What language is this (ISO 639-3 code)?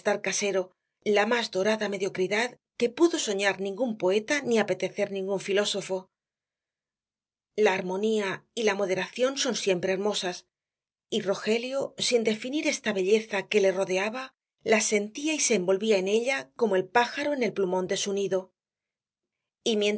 spa